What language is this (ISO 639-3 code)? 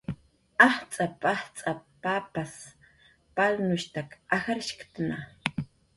jqr